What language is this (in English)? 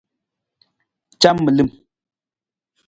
Nawdm